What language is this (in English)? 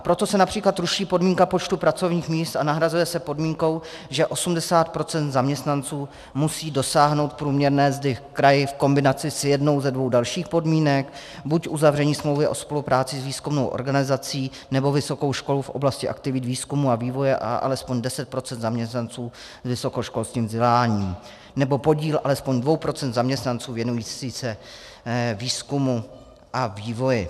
Czech